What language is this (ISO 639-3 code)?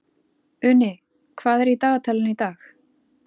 isl